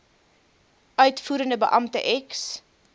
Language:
Afrikaans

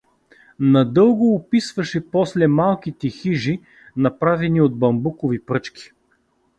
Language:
Bulgarian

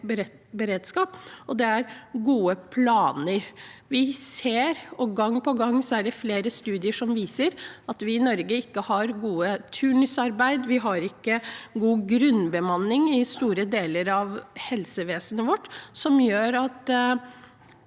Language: Norwegian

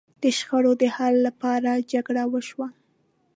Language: Pashto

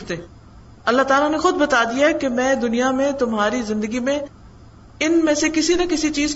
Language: Urdu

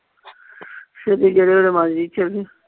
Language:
Punjabi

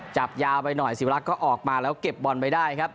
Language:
Thai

